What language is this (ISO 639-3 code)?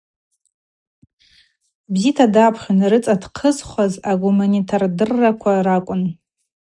abq